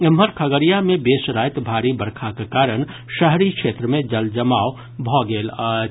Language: Maithili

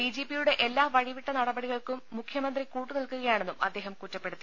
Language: Malayalam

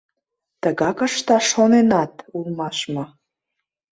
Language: Mari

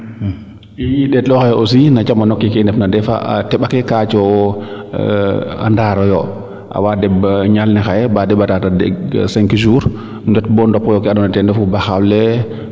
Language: Serer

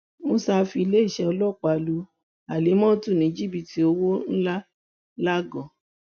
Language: Yoruba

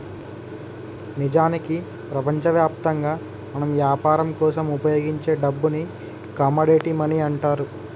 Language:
Telugu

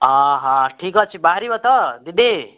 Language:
Odia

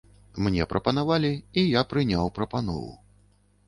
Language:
Belarusian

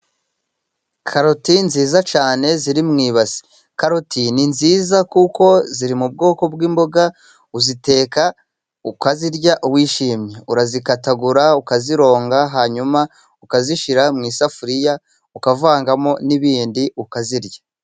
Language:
Kinyarwanda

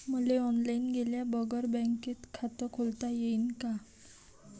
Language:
Marathi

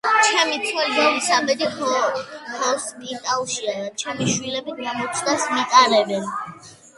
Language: Georgian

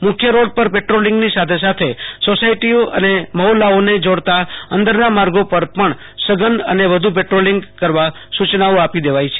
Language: Gujarati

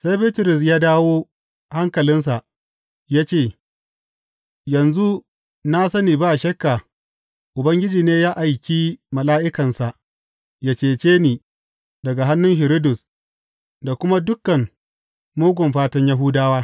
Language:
Hausa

